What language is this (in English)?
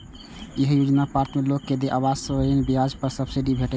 Maithili